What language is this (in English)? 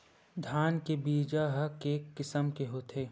Chhattisgarhi